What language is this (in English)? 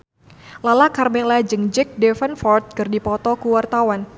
Sundanese